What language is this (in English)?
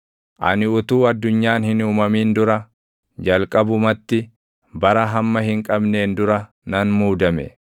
Oromo